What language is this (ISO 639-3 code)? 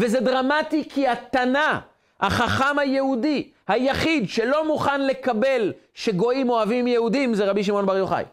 heb